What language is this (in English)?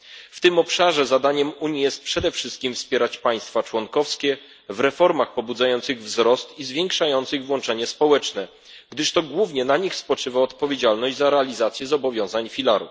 Polish